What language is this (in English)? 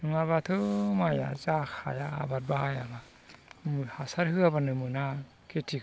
Bodo